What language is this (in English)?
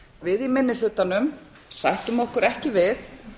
Icelandic